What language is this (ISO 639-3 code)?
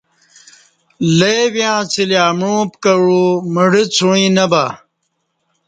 bsh